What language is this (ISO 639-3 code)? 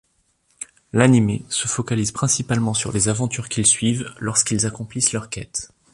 fra